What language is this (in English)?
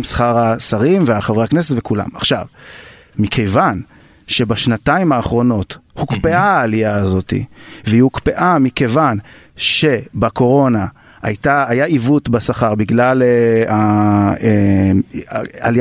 Hebrew